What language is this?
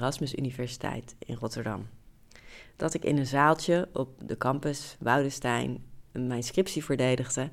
Dutch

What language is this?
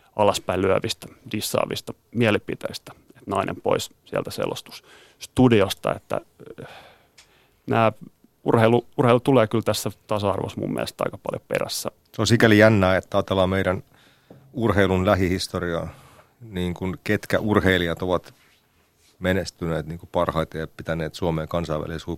Finnish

